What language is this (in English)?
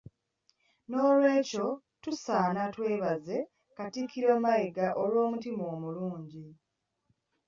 Ganda